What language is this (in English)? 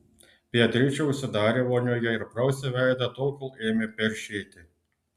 Lithuanian